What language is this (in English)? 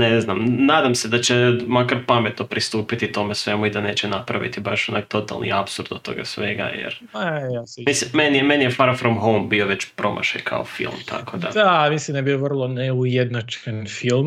Croatian